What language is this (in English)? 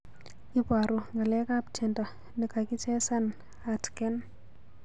Kalenjin